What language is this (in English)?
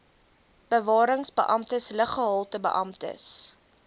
Afrikaans